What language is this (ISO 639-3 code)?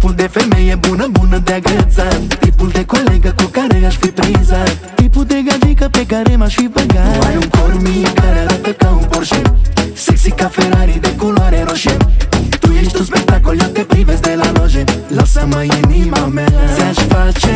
ron